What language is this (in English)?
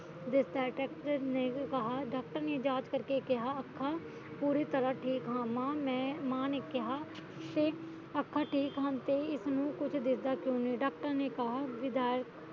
Punjabi